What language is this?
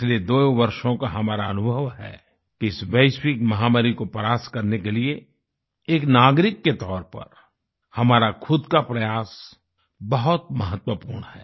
Hindi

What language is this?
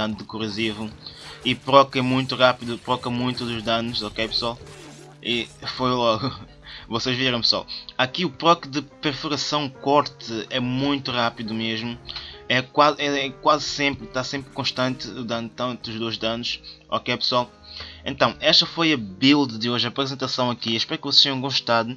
Portuguese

